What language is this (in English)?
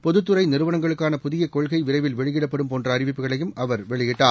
Tamil